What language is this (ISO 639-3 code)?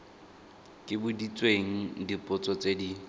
tsn